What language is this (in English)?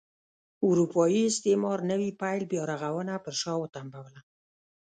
Pashto